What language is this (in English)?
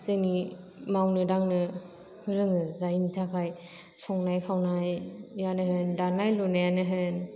Bodo